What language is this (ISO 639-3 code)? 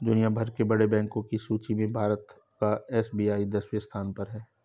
hin